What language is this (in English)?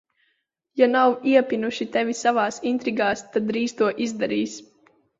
Latvian